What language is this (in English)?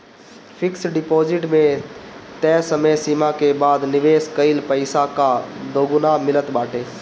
Bhojpuri